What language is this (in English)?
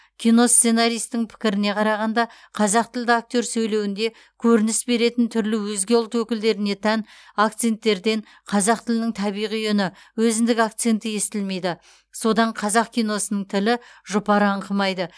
Kazakh